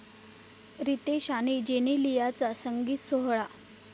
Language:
Marathi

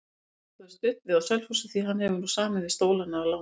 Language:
Icelandic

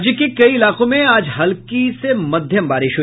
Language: Hindi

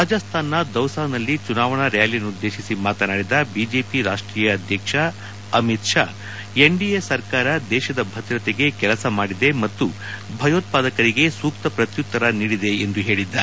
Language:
Kannada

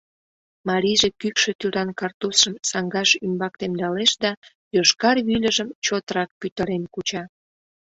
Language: Mari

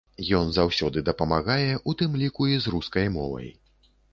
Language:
Belarusian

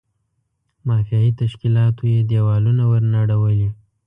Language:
Pashto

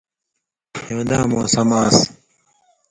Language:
Indus Kohistani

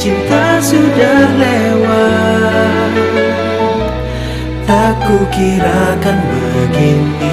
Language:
Malay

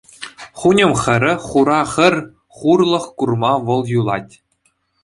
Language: Chuvash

